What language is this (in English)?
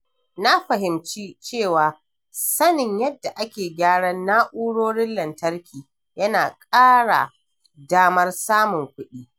Hausa